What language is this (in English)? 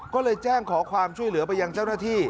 Thai